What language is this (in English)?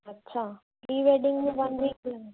Sindhi